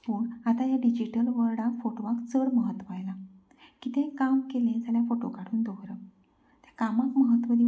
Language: Konkani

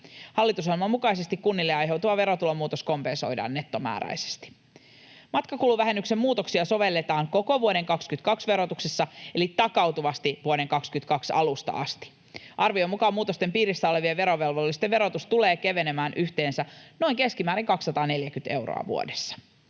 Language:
Finnish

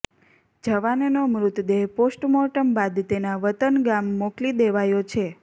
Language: Gujarati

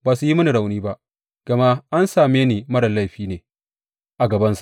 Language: Hausa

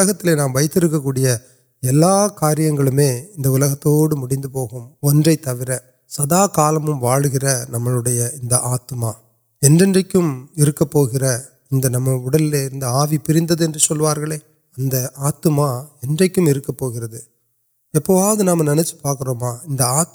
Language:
Urdu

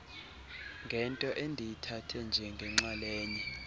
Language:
Xhosa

